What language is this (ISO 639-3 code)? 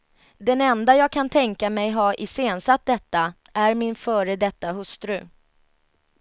swe